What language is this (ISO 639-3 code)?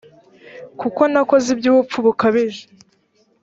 kin